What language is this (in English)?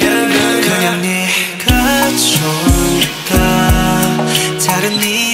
Korean